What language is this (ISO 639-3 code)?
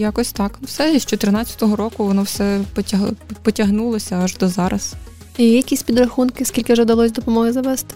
ukr